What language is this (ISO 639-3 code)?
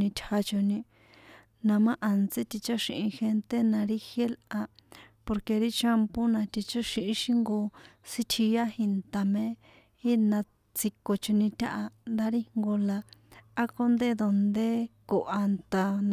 poe